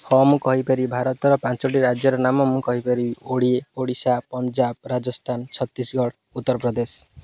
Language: Odia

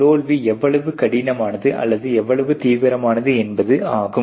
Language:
Tamil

